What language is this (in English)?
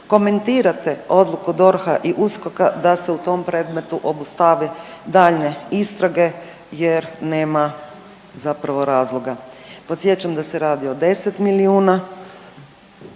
Croatian